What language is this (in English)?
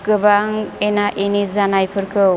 Bodo